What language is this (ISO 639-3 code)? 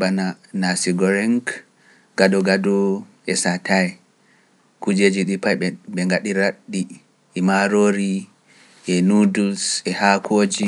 fuf